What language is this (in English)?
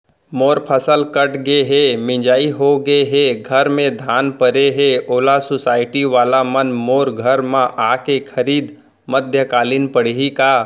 Chhattisgarhi